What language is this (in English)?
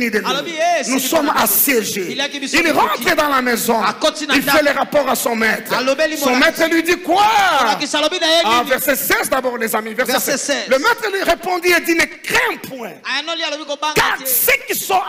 French